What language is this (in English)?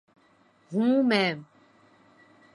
Urdu